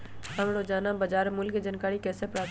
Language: Magahi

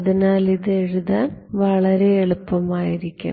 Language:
Malayalam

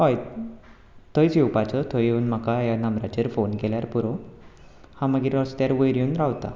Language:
Konkani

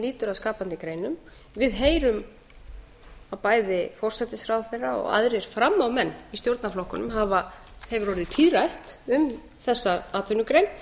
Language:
Icelandic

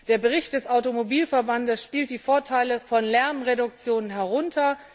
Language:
German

